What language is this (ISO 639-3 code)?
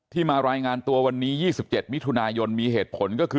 tha